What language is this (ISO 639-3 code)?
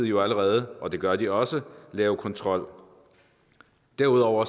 dan